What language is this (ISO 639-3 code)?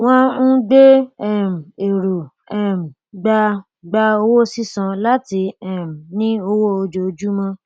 yor